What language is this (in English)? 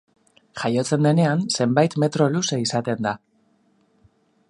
Basque